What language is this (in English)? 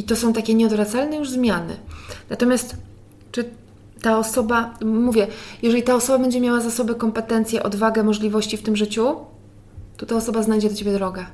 Polish